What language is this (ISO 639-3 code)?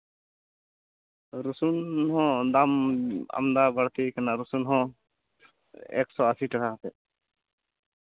sat